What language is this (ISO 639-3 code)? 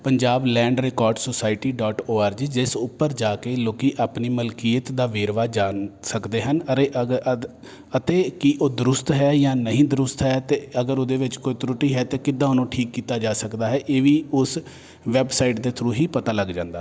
pan